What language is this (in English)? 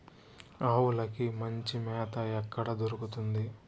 Telugu